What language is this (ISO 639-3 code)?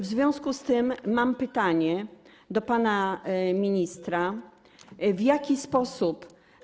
pol